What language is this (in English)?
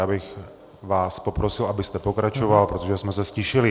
Czech